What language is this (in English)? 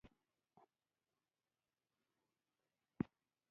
Pashto